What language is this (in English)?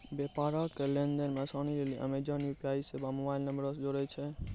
Maithili